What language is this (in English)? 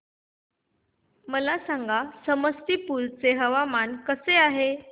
Marathi